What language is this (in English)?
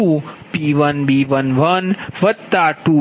Gujarati